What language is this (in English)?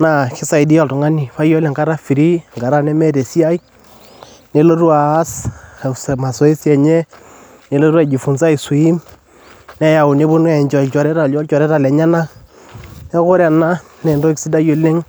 Masai